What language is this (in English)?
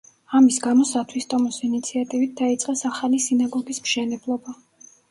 Georgian